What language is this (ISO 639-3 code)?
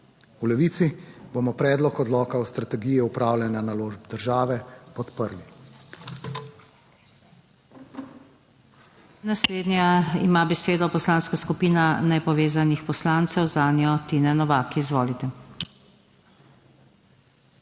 slv